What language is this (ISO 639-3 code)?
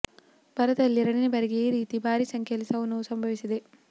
kan